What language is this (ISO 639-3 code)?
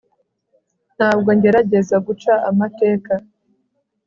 kin